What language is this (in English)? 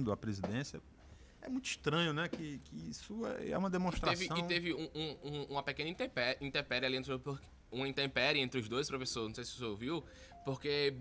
Portuguese